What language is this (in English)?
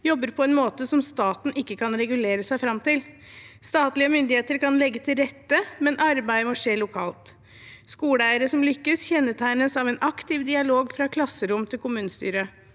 Norwegian